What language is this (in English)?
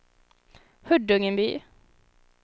Swedish